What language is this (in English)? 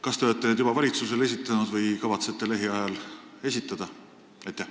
Estonian